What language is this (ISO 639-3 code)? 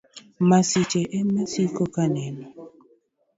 luo